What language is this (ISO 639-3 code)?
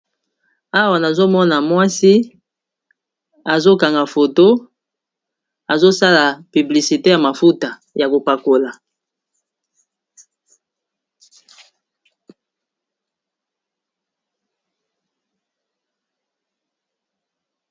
lin